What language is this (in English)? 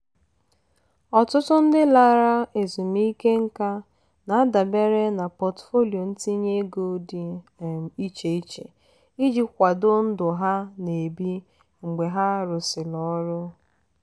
Igbo